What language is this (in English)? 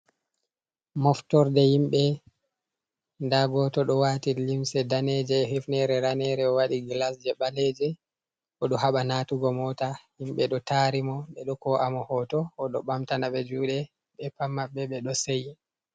Fula